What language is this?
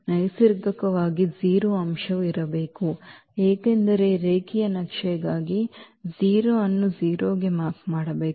Kannada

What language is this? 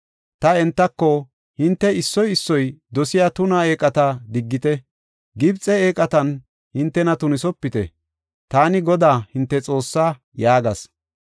Gofa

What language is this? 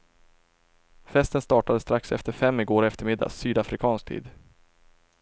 Swedish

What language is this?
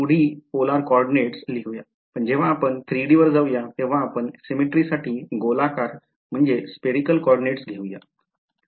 Marathi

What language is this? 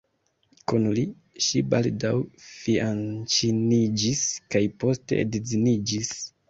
Esperanto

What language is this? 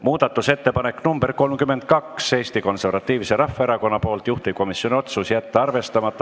Estonian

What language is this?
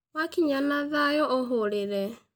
Kikuyu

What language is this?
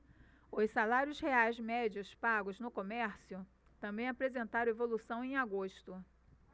Portuguese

